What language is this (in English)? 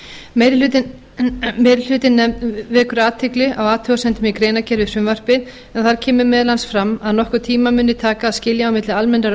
Icelandic